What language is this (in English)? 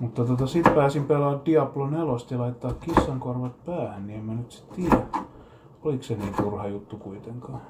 Finnish